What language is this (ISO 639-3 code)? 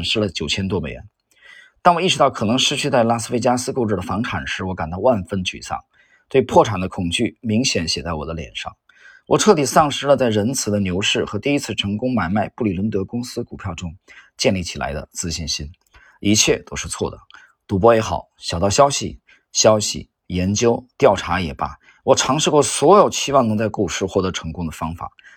zho